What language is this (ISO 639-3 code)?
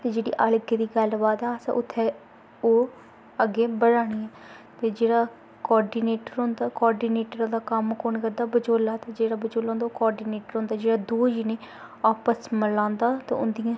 doi